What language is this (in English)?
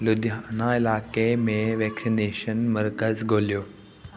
Sindhi